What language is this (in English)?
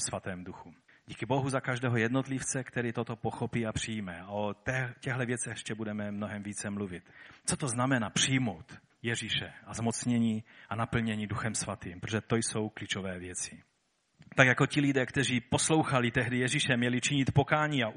Czech